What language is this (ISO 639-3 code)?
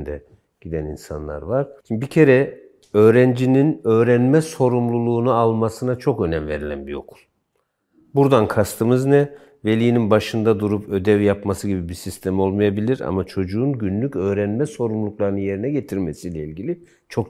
tur